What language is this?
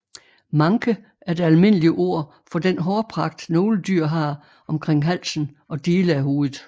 Danish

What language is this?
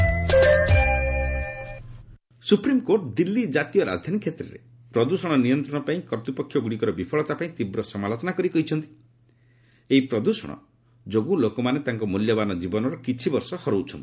Odia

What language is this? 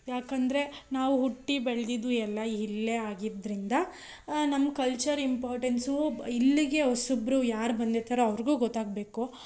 Kannada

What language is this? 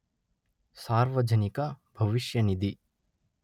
Kannada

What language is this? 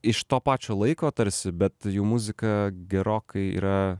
Lithuanian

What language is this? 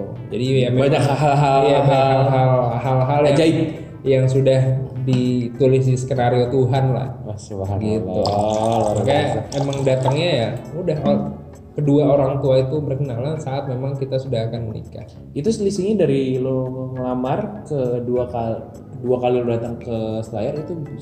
Indonesian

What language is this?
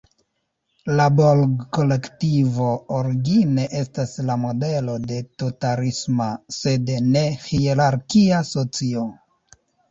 Esperanto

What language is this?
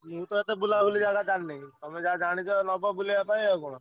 Odia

